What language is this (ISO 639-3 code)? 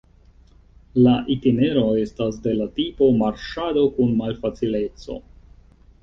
epo